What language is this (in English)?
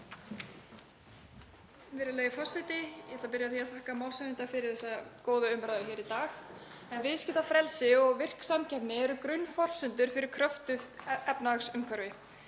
Icelandic